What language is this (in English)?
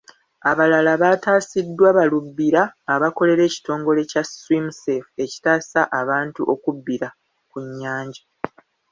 Ganda